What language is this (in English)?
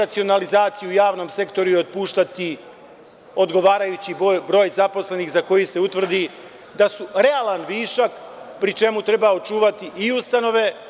Serbian